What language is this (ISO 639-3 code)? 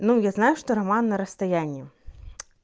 rus